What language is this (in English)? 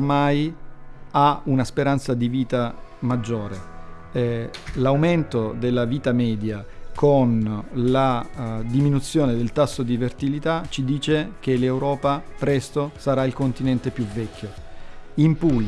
Italian